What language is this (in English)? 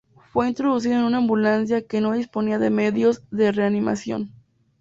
Spanish